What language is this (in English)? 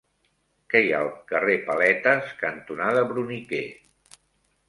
Catalan